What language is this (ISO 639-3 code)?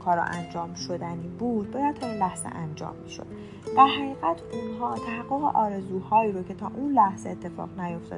fas